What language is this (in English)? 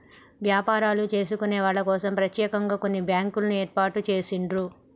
Telugu